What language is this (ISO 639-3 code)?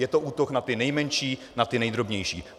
ces